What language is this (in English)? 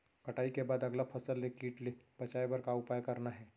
Chhattisgarhi